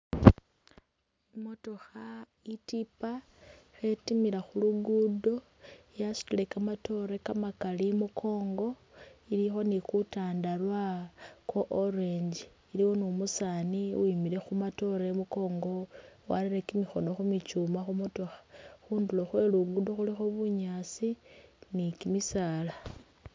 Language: Masaaba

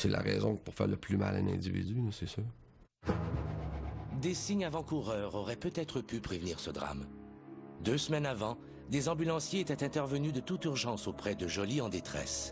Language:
French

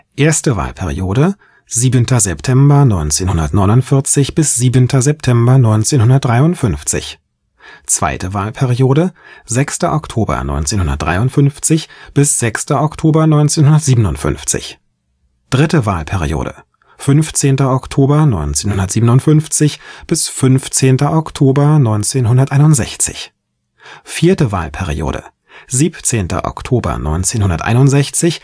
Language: German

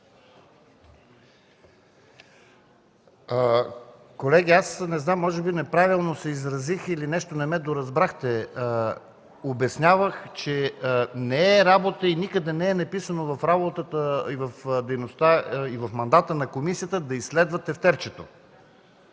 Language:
Bulgarian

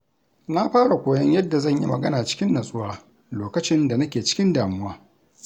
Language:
Hausa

